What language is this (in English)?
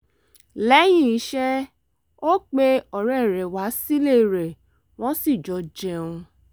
Yoruba